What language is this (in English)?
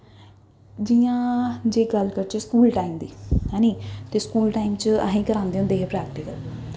Dogri